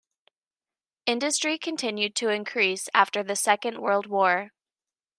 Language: English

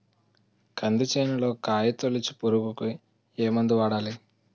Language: Telugu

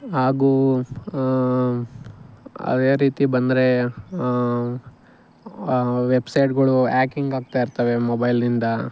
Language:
Kannada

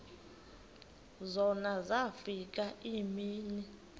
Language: Xhosa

